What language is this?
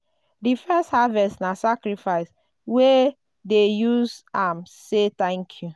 Nigerian Pidgin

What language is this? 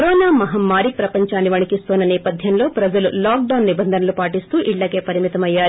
Telugu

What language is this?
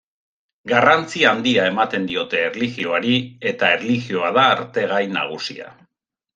Basque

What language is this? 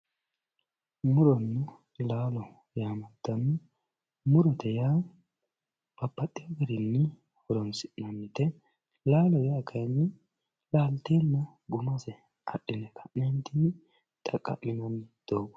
Sidamo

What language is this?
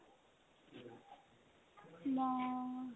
Assamese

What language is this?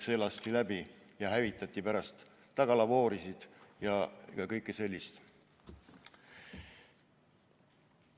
Estonian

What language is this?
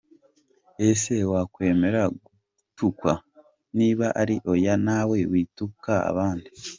Kinyarwanda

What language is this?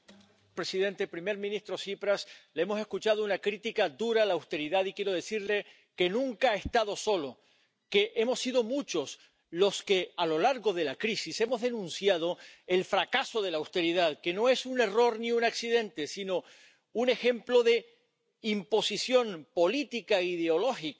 Spanish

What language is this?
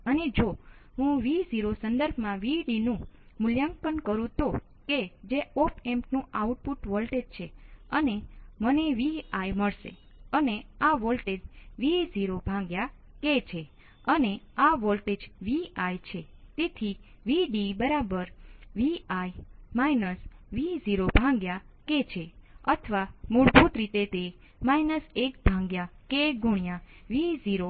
Gujarati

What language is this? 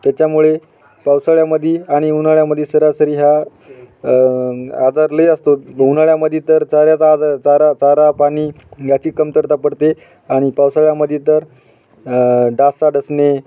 Marathi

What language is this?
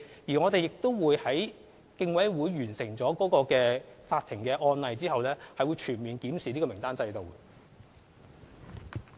Cantonese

